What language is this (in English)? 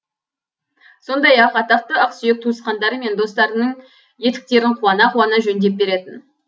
Kazakh